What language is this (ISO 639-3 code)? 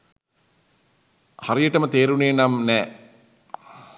sin